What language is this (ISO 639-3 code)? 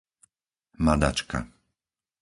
slk